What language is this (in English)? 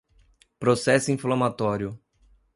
Portuguese